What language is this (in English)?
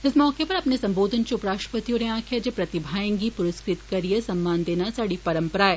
Dogri